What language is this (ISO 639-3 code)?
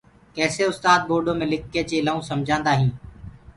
ggg